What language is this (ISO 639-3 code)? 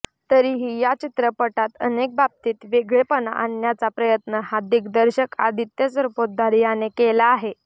mar